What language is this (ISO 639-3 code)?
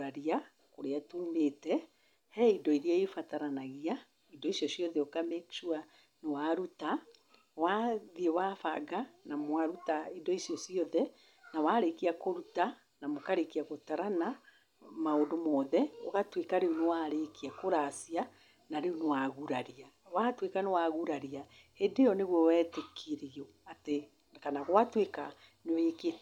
kik